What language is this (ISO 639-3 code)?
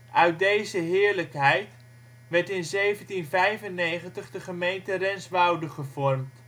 nld